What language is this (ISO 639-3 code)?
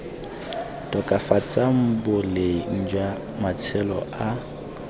tsn